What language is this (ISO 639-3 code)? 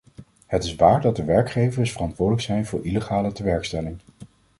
nld